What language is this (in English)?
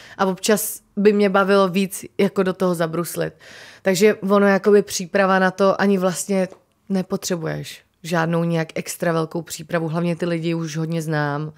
Czech